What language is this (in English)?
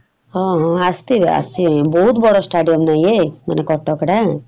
Odia